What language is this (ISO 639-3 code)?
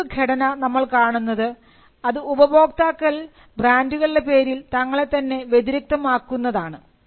mal